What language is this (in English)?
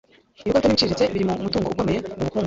Kinyarwanda